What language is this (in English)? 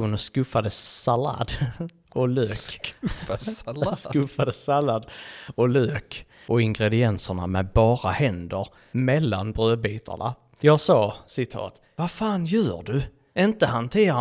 Swedish